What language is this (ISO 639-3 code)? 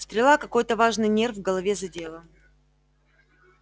rus